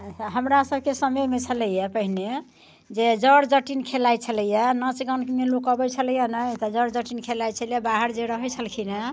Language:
Maithili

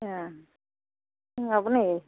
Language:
Bodo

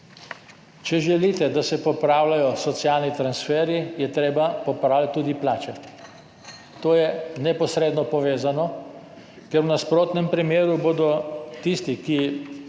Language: Slovenian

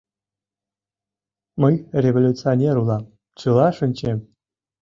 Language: Mari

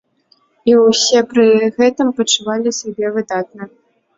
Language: Belarusian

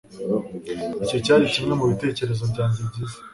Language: Kinyarwanda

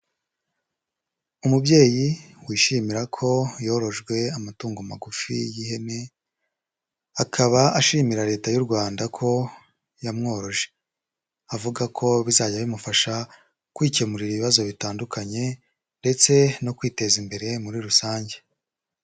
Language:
Kinyarwanda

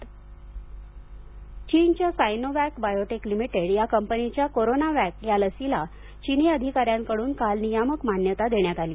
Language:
Marathi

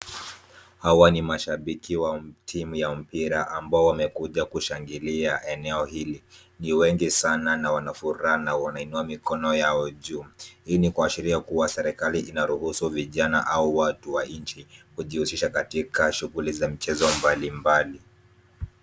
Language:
Swahili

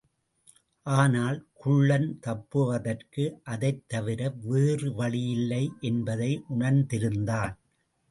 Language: Tamil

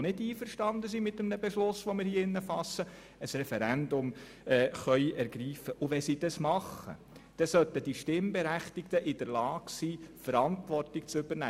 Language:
Swiss German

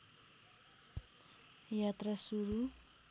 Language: Nepali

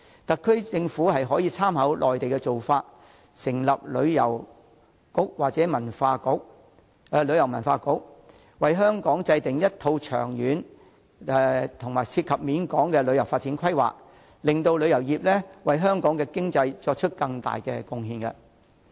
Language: Cantonese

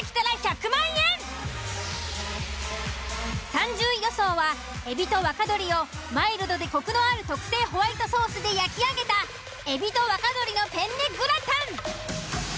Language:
Japanese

